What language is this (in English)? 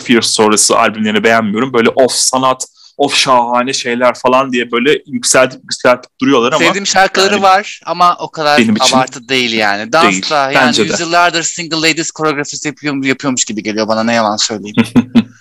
Turkish